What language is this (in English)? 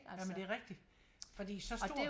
Danish